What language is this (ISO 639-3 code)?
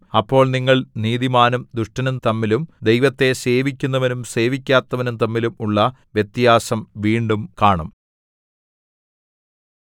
mal